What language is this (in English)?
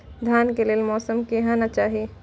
Maithili